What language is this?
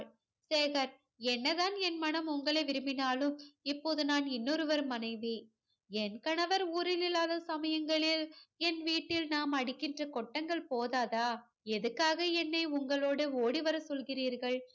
Tamil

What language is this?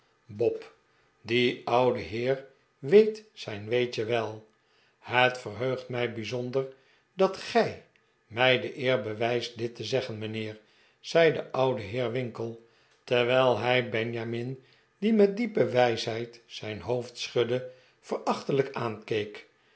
Dutch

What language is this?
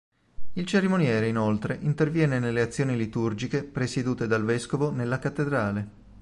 Italian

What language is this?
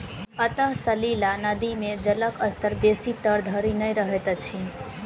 Maithili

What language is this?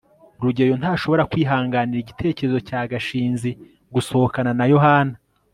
Kinyarwanda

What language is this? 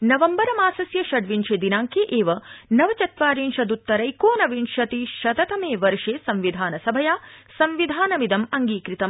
Sanskrit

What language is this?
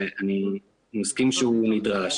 Hebrew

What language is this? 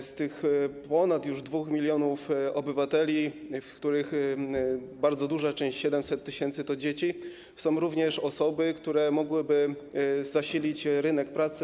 Polish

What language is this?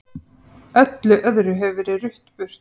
Icelandic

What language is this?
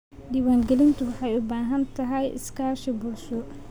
Somali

